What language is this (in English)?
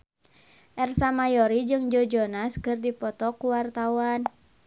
Sundanese